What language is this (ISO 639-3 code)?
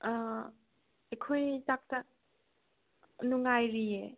mni